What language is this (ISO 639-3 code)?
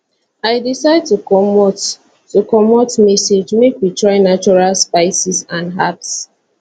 pcm